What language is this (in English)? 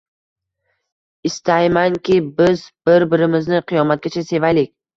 Uzbek